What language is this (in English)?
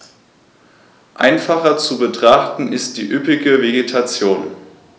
German